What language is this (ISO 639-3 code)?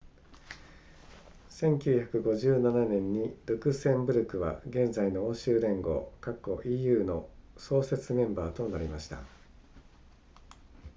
jpn